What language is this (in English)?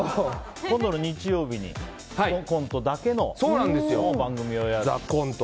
Japanese